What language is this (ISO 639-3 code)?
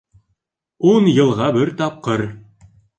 bak